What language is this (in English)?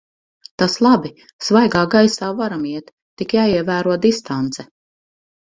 Latvian